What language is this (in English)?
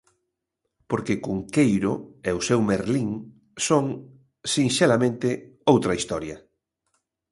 Galician